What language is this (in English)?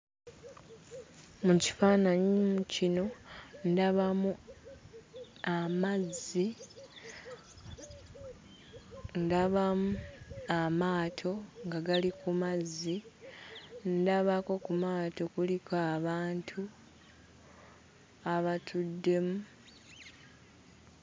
Ganda